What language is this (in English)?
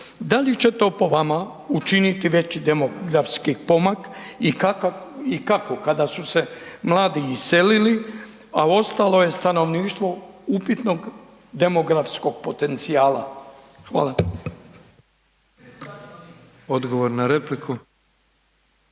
Croatian